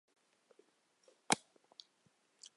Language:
Chinese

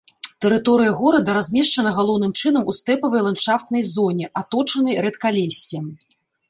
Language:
Belarusian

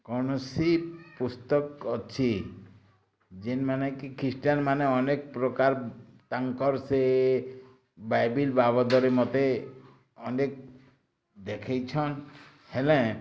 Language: Odia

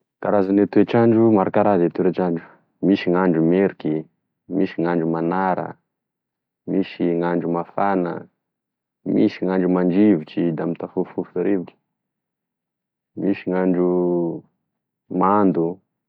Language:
Tesaka Malagasy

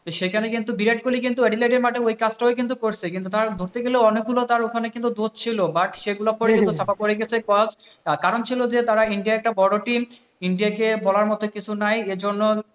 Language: Bangla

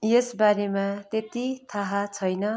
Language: Nepali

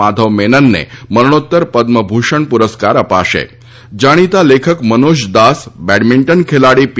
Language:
Gujarati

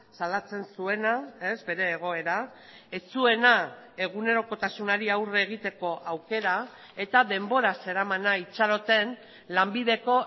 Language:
Basque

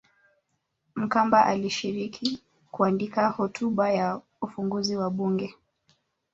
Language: Swahili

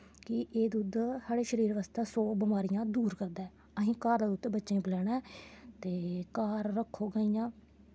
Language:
Dogri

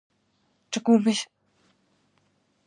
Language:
Georgian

